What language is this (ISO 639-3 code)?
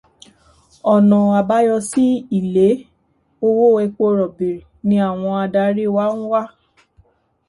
yor